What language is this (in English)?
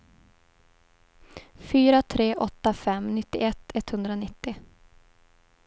Swedish